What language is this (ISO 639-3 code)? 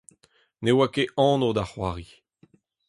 bre